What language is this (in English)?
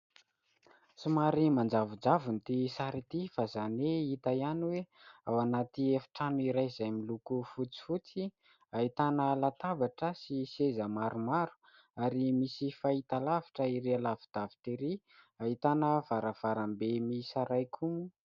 Malagasy